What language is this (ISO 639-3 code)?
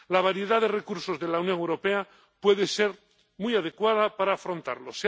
spa